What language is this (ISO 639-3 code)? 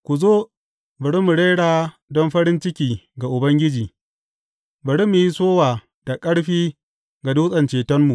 hau